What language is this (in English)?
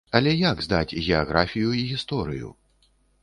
Belarusian